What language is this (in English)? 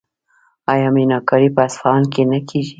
Pashto